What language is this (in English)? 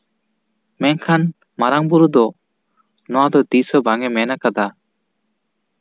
Santali